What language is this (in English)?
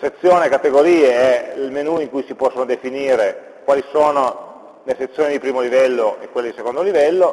Italian